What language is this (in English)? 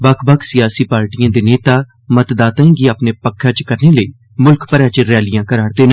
Dogri